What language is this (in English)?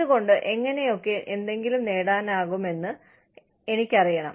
Malayalam